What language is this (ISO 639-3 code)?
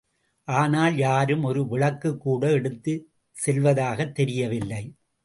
tam